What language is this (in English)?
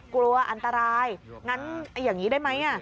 Thai